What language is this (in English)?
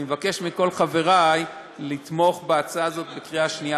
Hebrew